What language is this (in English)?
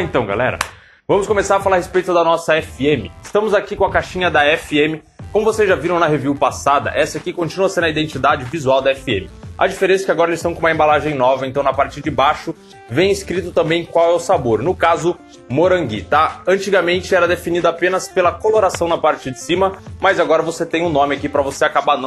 Portuguese